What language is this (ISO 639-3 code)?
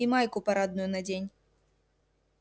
rus